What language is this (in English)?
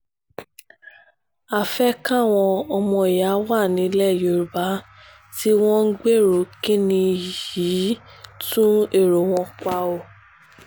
Yoruba